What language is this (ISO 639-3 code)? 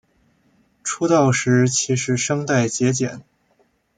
zho